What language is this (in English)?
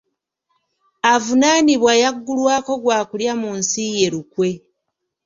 Ganda